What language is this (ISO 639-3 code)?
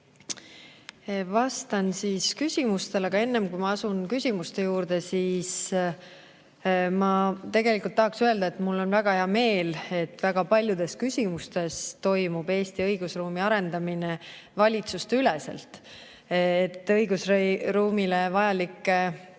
est